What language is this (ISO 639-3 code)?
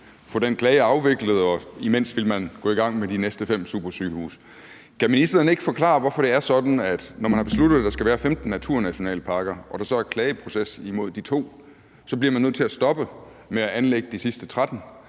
dan